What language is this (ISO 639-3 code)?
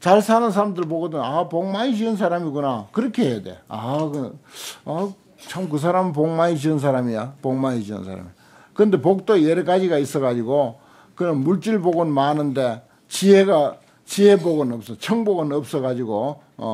kor